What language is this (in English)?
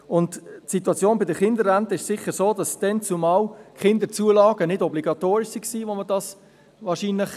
Swiss German